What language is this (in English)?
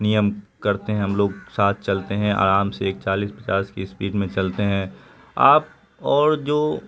Urdu